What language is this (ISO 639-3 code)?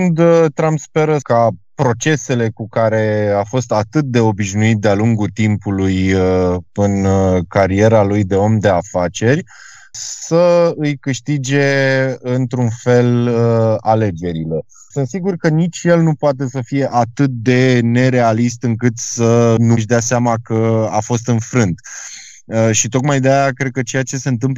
ron